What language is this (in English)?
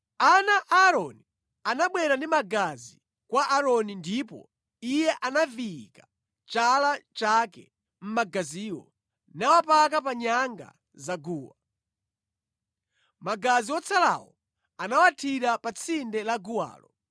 Nyanja